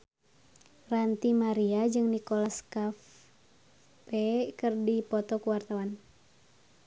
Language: Sundanese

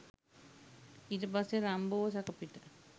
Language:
Sinhala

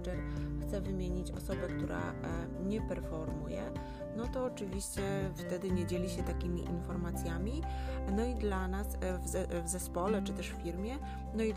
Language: Polish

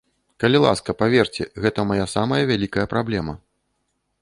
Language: Belarusian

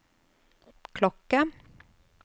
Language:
Norwegian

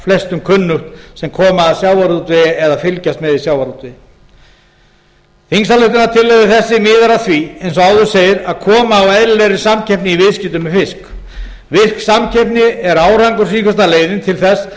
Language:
Icelandic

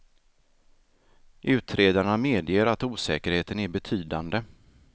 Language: Swedish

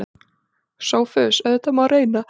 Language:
Icelandic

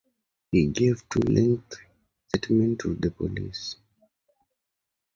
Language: English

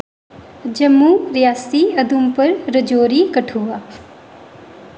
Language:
Dogri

